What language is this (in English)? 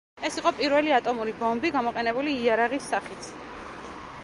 Georgian